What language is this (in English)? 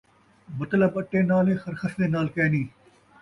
Saraiki